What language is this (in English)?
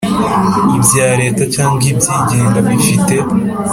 Kinyarwanda